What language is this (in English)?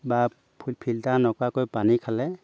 Assamese